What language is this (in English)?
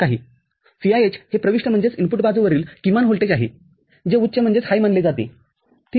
Marathi